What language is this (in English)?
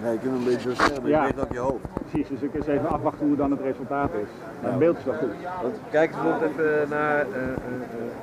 Dutch